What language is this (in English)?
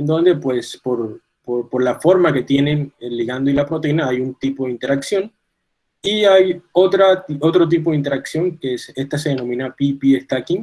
Spanish